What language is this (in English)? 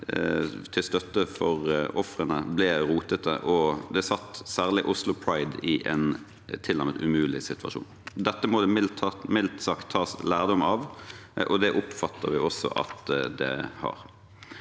Norwegian